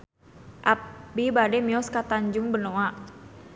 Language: Sundanese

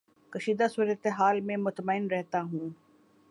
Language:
Urdu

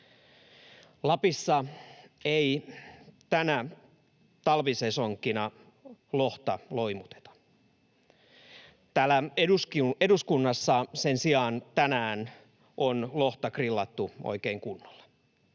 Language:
Finnish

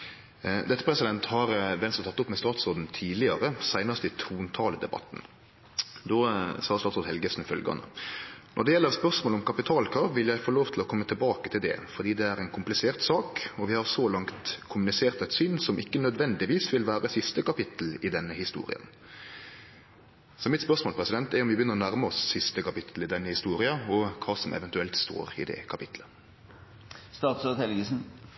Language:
Norwegian Nynorsk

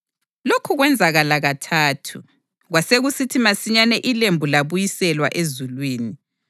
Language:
North Ndebele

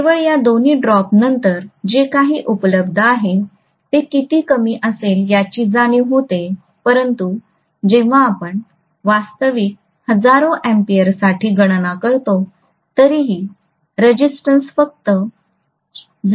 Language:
Marathi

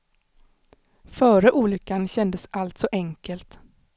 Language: Swedish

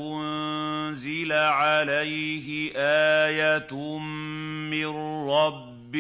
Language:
Arabic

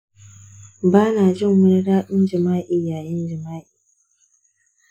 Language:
Hausa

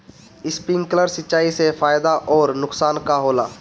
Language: Bhojpuri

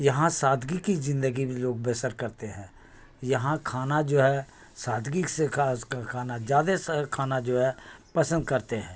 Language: Urdu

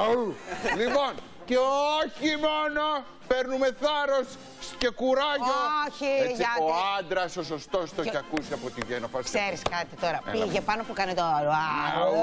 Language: Greek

